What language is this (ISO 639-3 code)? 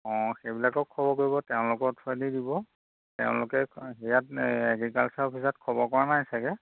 asm